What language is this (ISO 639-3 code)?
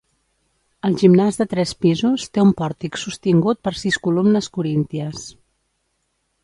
cat